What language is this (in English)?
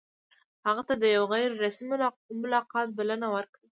Pashto